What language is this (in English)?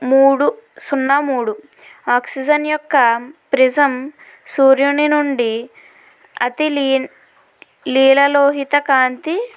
Telugu